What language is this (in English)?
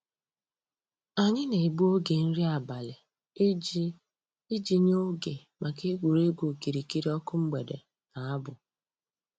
Igbo